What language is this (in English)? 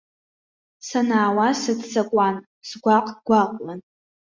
Abkhazian